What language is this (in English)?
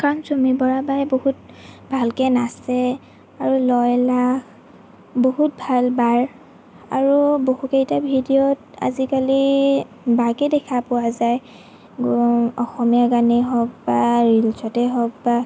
Assamese